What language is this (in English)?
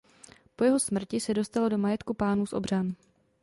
Czech